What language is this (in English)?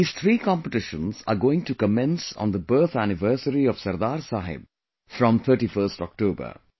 English